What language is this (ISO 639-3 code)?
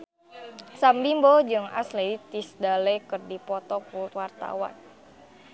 sun